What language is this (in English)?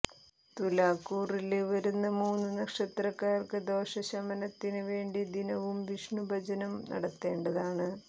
Malayalam